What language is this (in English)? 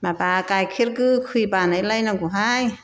Bodo